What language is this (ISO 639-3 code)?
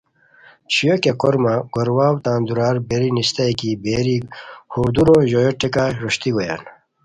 khw